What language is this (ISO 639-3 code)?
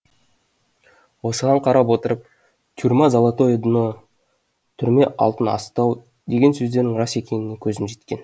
kaz